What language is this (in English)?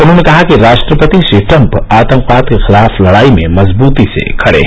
Hindi